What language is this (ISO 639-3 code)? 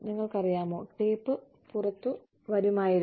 mal